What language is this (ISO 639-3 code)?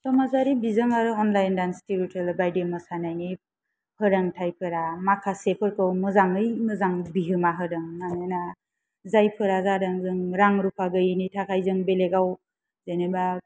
brx